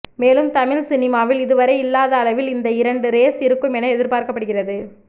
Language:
Tamil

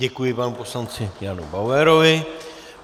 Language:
Czech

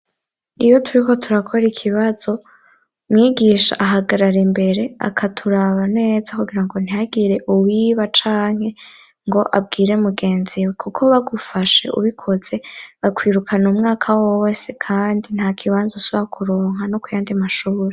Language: Rundi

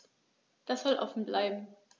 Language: German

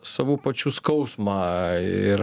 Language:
Lithuanian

